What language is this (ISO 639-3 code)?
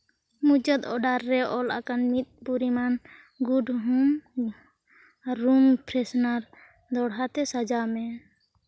sat